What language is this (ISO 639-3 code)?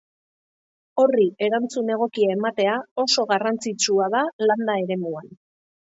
eus